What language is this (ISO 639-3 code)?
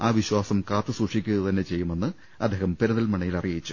mal